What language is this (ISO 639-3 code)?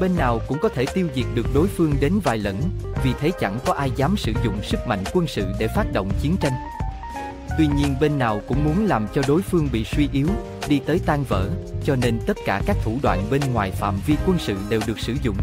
vie